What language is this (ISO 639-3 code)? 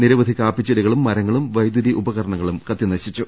mal